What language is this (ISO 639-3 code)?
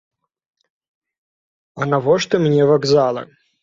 bel